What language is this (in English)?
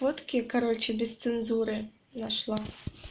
Russian